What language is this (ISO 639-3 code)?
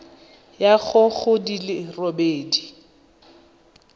tsn